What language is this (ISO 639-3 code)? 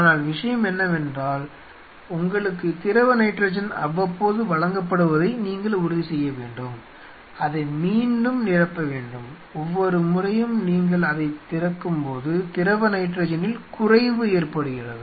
tam